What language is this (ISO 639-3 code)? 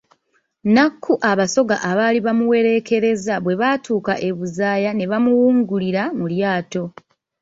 lug